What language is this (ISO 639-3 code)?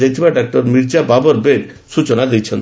ori